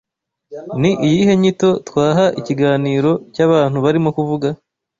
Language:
Kinyarwanda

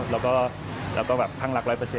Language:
Thai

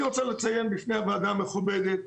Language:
Hebrew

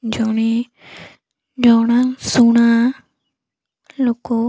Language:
Odia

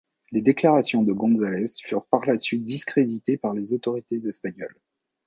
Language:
French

